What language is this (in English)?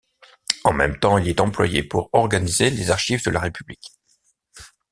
French